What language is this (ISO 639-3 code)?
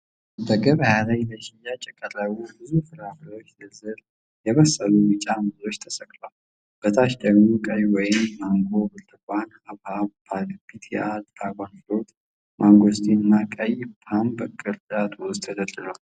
amh